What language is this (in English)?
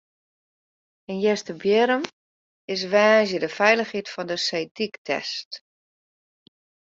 Western Frisian